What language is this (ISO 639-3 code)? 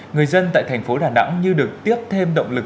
vie